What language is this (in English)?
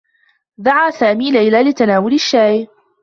Arabic